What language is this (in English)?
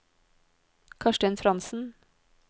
Norwegian